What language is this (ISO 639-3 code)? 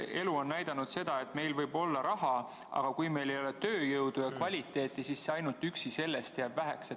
est